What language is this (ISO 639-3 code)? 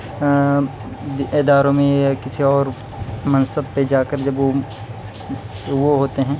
urd